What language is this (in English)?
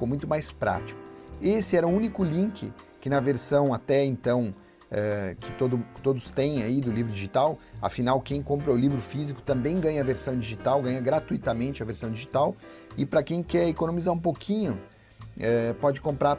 Portuguese